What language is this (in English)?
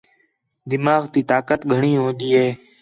Khetrani